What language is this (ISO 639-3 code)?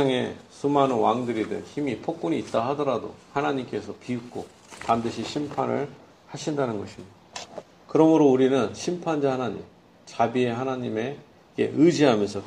kor